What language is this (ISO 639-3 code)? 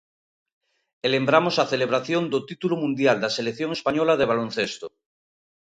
glg